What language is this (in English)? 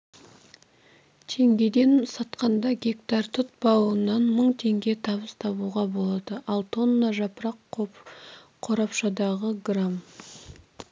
Kazakh